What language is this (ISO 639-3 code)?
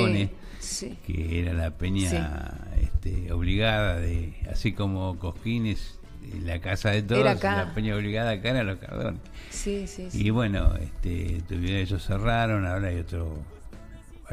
spa